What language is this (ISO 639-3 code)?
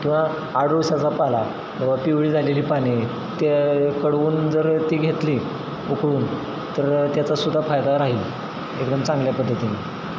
mar